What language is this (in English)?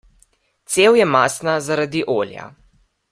Slovenian